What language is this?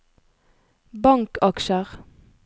Norwegian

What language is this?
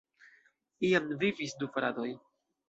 Esperanto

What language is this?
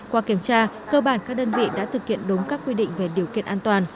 Vietnamese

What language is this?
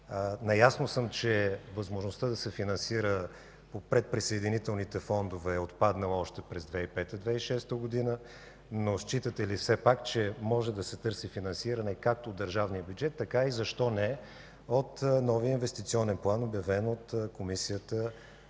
Bulgarian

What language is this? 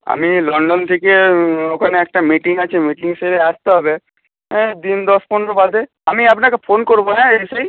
Bangla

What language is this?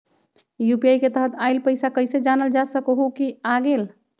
Magahi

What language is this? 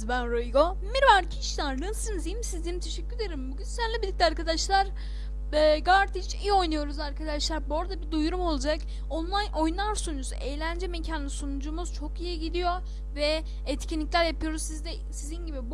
Turkish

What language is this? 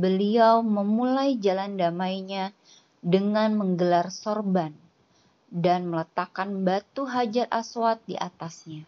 Indonesian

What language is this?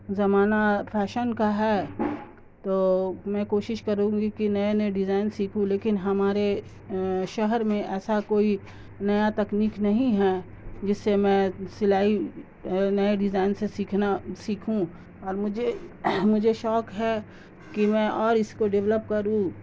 Urdu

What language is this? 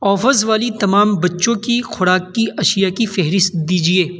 Urdu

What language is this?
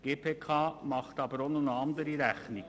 Swiss German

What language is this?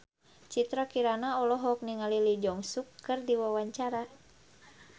Sundanese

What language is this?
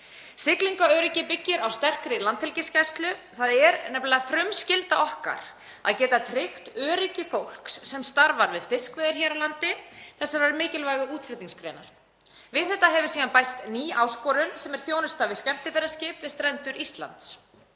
Icelandic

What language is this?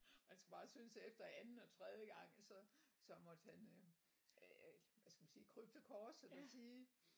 Danish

